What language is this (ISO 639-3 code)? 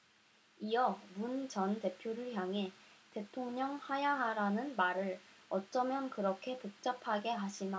kor